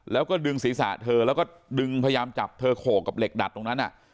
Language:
Thai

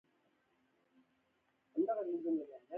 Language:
Pashto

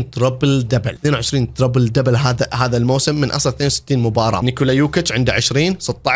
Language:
Arabic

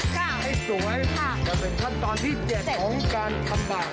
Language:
Thai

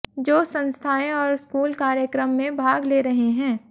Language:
Hindi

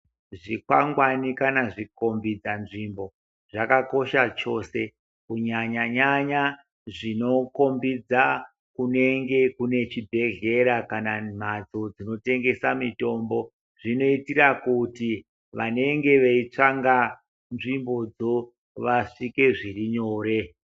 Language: Ndau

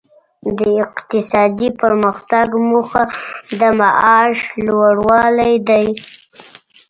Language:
Pashto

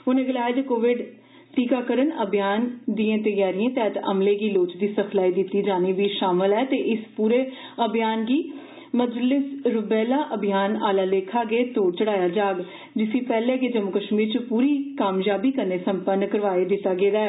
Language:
Dogri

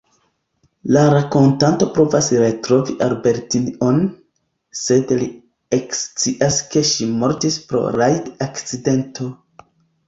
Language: Esperanto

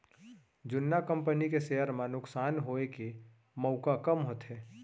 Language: Chhattisgarhi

